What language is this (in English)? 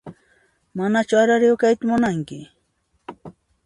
Puno Quechua